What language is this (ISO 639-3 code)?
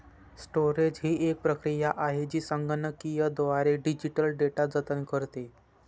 mar